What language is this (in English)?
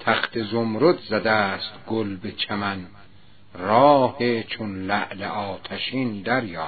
Persian